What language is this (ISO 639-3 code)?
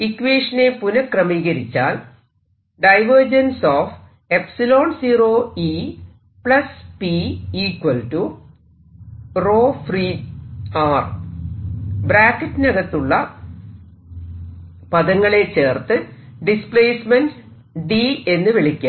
mal